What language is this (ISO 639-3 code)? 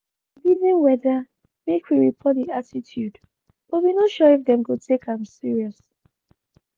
pcm